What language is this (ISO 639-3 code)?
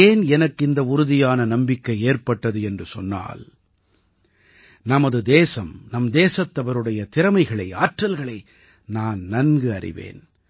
tam